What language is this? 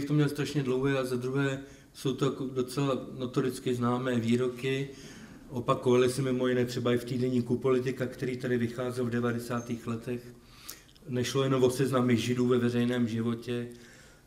Czech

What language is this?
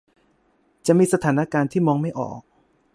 Thai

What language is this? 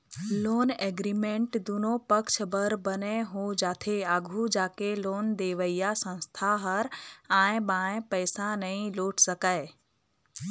Chhattisgarhi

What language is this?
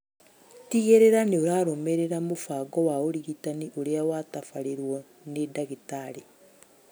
Kikuyu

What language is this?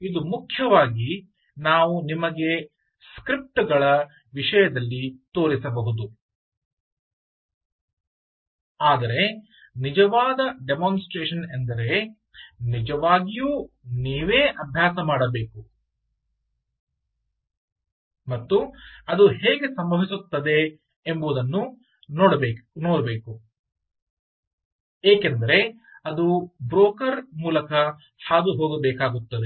Kannada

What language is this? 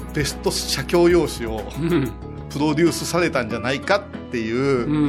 Japanese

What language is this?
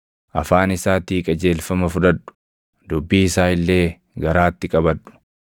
Oromo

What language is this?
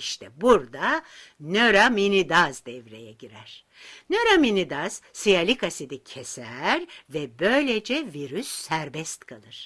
Turkish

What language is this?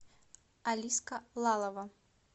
Russian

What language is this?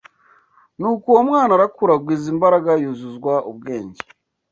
Kinyarwanda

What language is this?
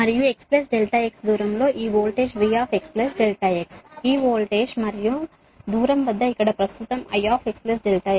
Telugu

